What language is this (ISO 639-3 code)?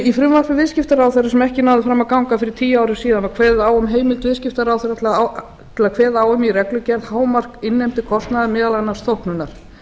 isl